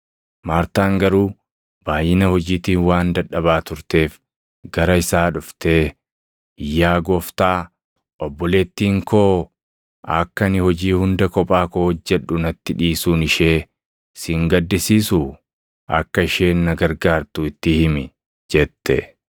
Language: Oromo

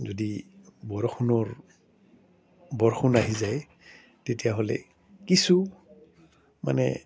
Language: Assamese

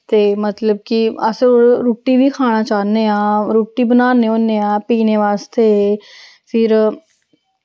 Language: Dogri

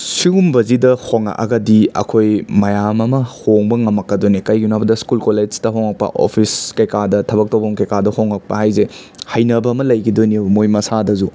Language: Manipuri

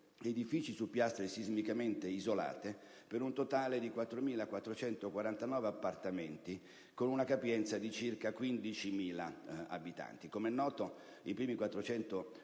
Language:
Italian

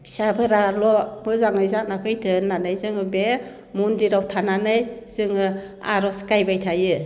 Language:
Bodo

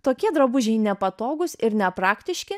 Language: Lithuanian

